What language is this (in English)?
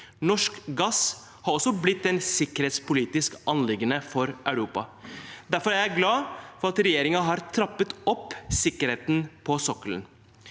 Norwegian